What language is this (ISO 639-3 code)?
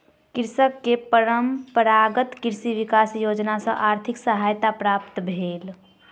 mai